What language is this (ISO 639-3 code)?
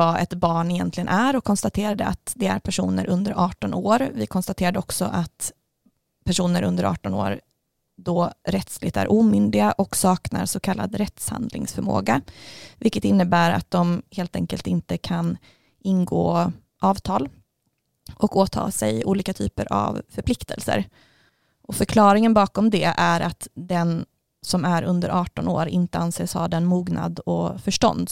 swe